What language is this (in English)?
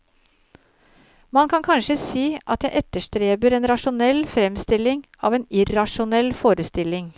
Norwegian